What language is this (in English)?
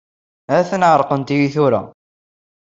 Kabyle